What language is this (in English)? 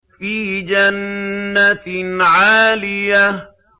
Arabic